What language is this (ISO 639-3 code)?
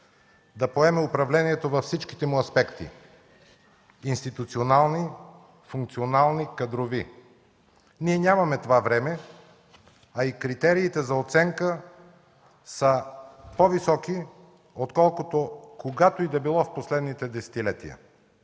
bul